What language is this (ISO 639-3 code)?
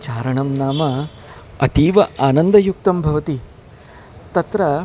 san